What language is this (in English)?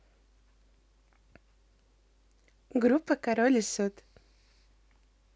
Russian